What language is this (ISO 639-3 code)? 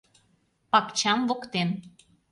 chm